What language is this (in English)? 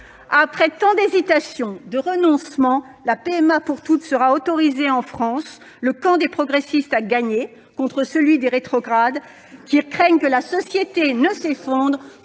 French